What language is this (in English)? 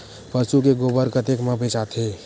Chhattisgarhi